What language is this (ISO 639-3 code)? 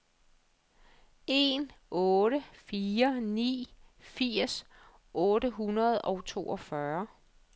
dan